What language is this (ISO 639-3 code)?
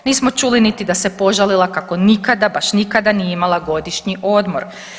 hrv